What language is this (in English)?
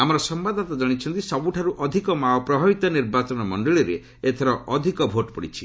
Odia